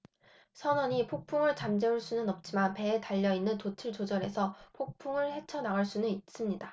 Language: Korean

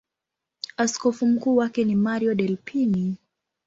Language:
Swahili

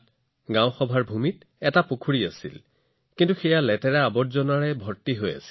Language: Assamese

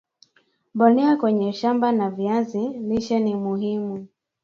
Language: Swahili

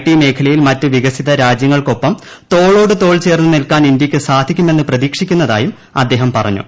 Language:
Malayalam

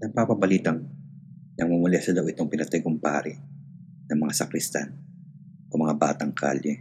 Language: Filipino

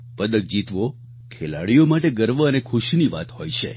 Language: Gujarati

